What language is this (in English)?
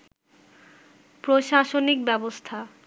Bangla